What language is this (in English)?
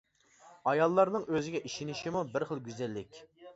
Uyghur